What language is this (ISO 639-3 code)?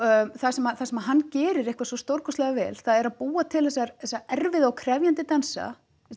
isl